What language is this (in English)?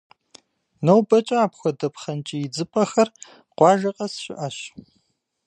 Kabardian